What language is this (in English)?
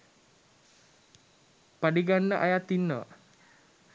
Sinhala